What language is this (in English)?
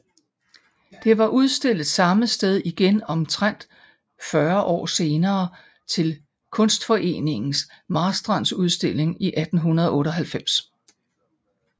Danish